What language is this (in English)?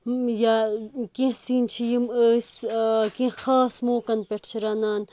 Kashmiri